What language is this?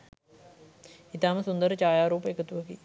Sinhala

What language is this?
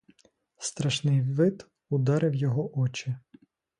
Ukrainian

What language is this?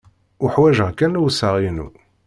Kabyle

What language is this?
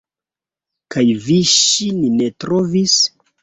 Esperanto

